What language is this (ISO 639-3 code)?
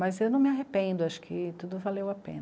por